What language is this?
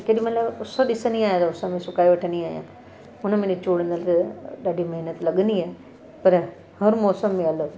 Sindhi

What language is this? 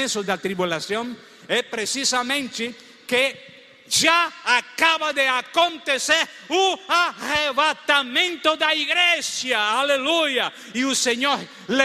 Portuguese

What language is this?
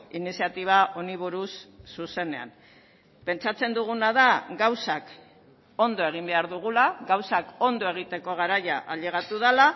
Basque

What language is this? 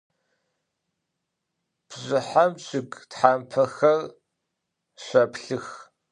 Adyghe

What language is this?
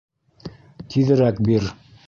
Bashkir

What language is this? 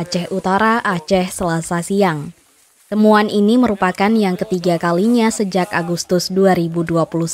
Indonesian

